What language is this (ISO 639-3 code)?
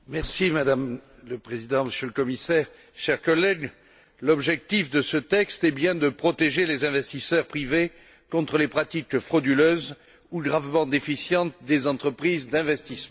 fra